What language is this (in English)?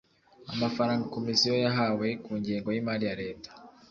Kinyarwanda